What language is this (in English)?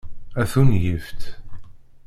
Kabyle